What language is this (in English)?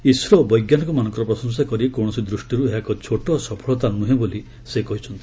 Odia